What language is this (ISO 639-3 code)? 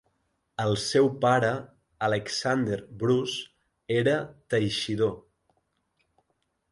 cat